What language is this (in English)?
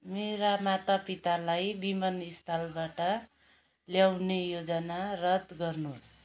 Nepali